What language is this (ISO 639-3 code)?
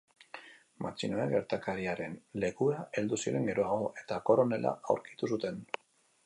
eus